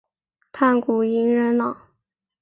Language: Chinese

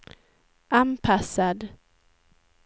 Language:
Swedish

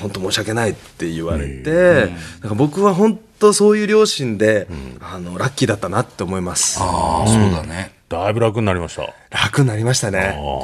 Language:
Japanese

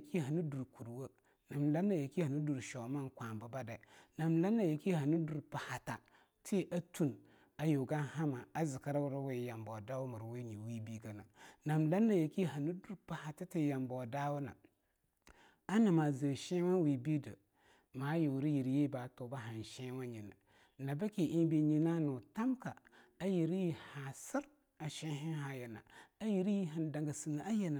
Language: Longuda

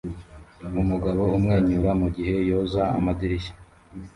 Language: Kinyarwanda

